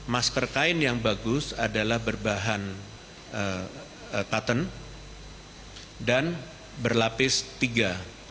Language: Indonesian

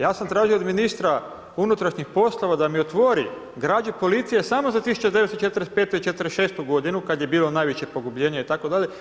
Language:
Croatian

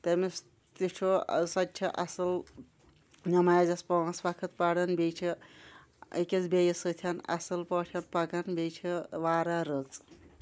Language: Kashmiri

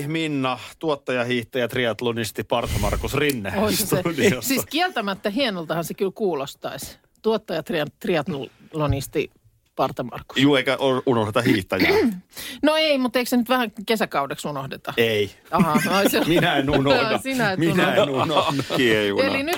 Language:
Finnish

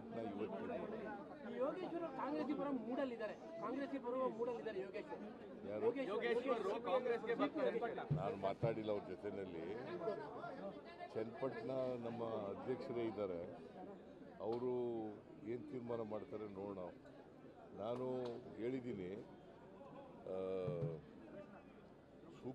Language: Romanian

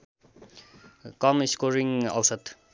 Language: Nepali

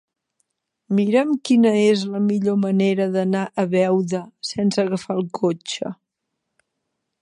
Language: Catalan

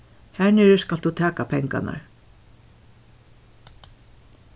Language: Faroese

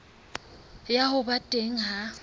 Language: Southern Sotho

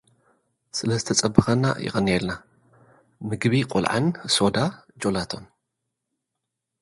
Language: Tigrinya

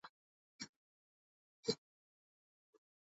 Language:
Swahili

